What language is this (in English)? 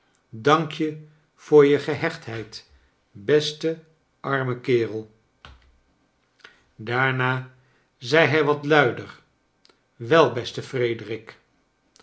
Dutch